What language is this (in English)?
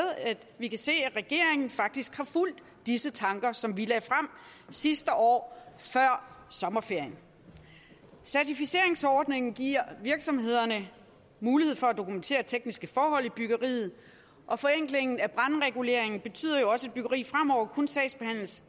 Danish